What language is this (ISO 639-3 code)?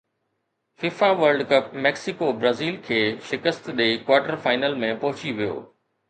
snd